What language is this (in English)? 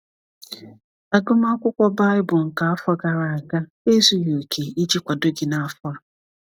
Igbo